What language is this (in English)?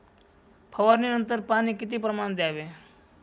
Marathi